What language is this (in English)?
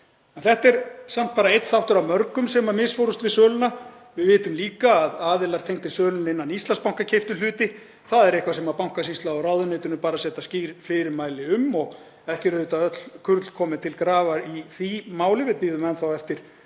Icelandic